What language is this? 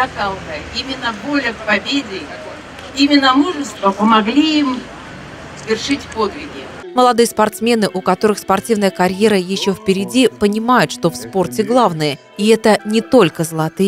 Russian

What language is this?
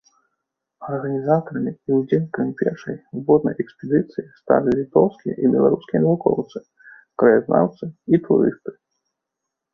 Belarusian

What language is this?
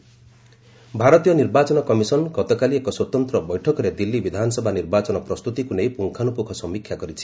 Odia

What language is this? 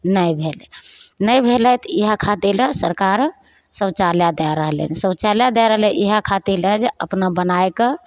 Maithili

